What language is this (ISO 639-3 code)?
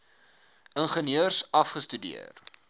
afr